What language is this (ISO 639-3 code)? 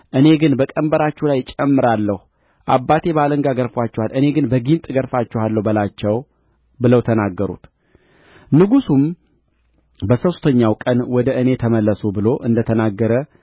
amh